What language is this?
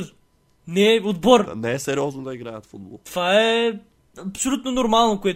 Bulgarian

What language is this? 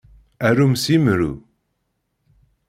Kabyle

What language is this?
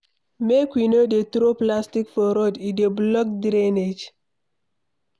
Nigerian Pidgin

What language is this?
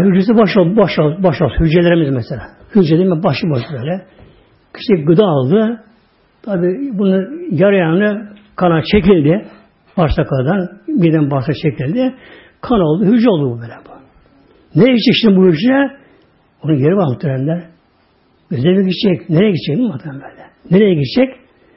Turkish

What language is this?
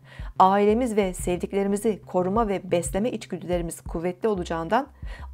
Turkish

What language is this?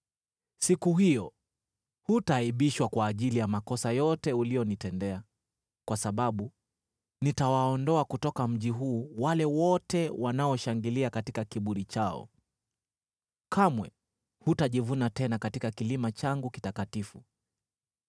Swahili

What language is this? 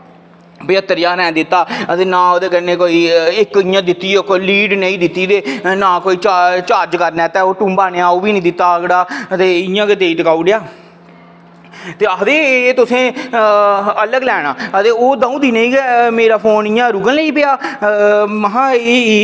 Dogri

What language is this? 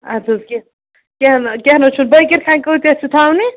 Kashmiri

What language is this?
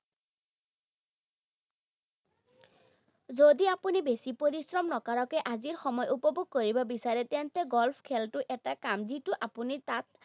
Assamese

